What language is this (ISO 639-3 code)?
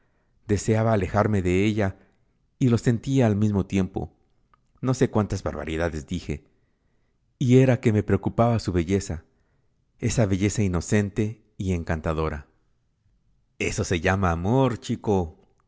spa